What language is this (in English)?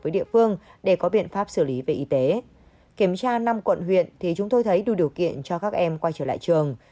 Vietnamese